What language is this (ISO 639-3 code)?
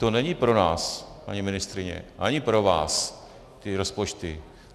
ces